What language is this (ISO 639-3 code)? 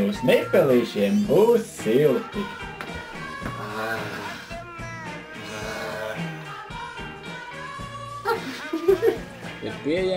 por